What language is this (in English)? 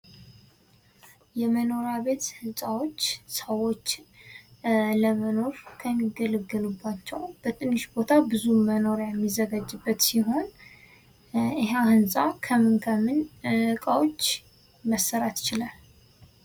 Amharic